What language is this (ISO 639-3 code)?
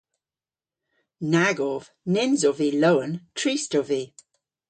cor